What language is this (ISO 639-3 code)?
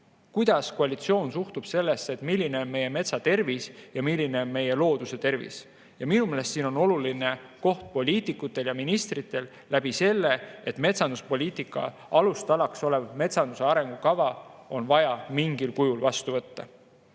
est